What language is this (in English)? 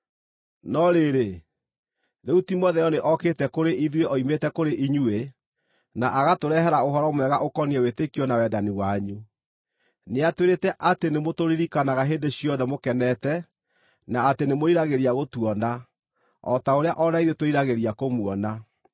Kikuyu